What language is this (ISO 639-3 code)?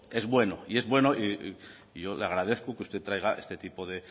spa